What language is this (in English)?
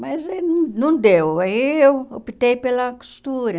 Portuguese